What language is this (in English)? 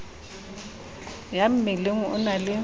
Southern Sotho